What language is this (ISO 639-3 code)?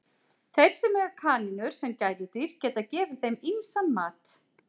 isl